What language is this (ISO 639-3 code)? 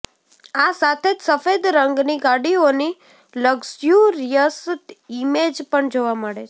guj